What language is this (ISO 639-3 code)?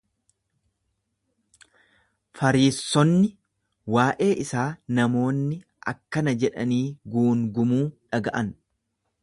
orm